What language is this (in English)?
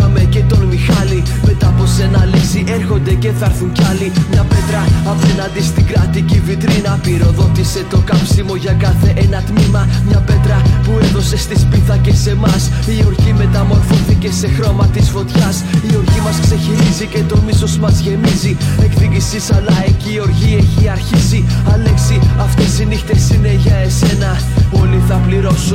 Greek